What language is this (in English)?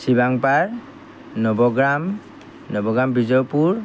Assamese